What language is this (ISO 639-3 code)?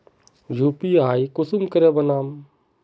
mag